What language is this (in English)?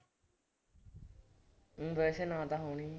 Punjabi